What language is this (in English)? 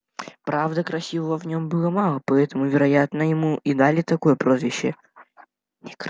Russian